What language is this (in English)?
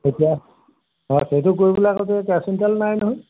Assamese